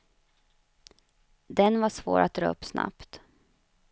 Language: Swedish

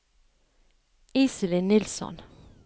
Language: Norwegian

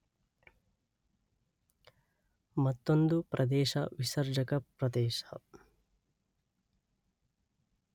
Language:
Kannada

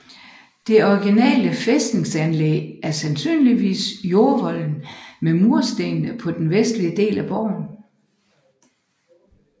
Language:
Danish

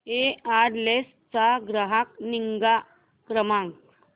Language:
Marathi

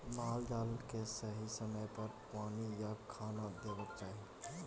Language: Maithili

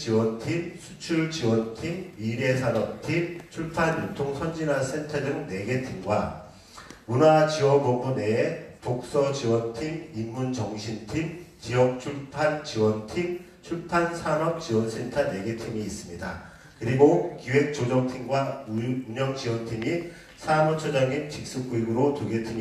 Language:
Korean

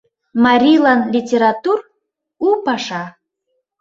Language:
Mari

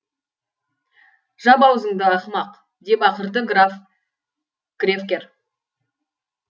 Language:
Kazakh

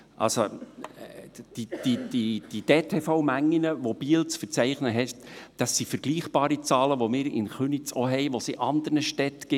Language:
Swiss German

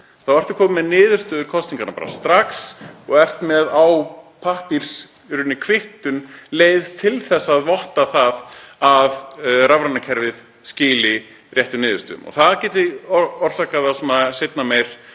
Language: Icelandic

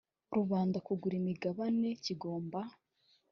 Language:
Kinyarwanda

